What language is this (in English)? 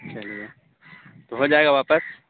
Urdu